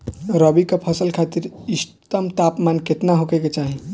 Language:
Bhojpuri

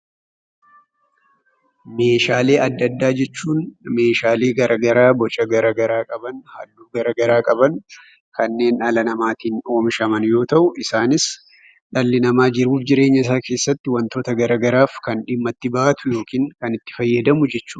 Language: Oromo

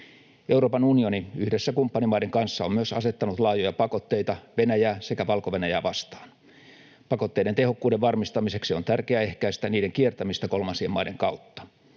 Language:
Finnish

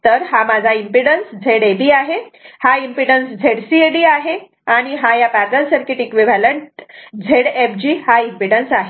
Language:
Marathi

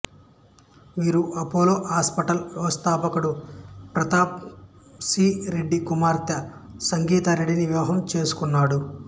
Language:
Telugu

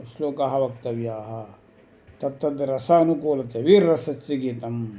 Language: Sanskrit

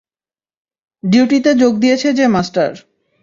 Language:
Bangla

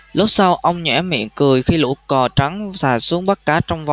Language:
Vietnamese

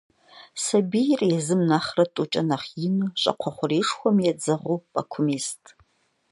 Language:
Kabardian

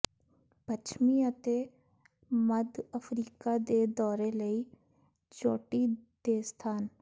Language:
Punjabi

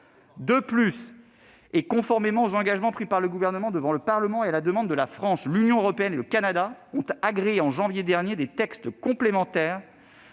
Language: French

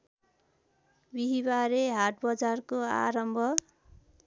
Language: Nepali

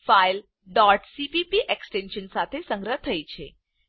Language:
Gujarati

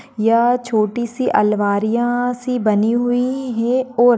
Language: Marwari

